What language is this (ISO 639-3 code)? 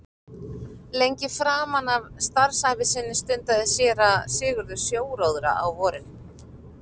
isl